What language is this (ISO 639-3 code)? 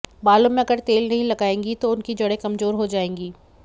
hin